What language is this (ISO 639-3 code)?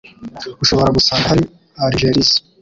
kin